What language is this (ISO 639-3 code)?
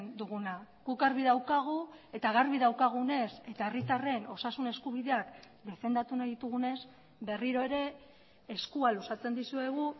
eus